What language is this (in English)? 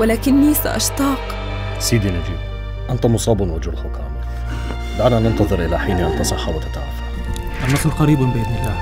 Arabic